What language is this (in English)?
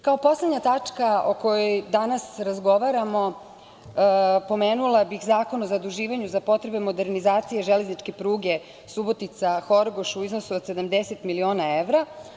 Serbian